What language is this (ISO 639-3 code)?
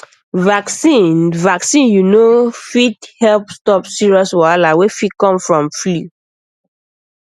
pcm